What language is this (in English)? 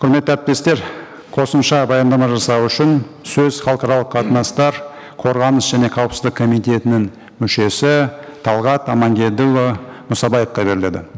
Kazakh